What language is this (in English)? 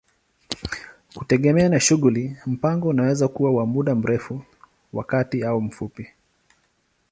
Swahili